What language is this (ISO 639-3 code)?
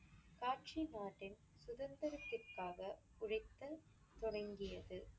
tam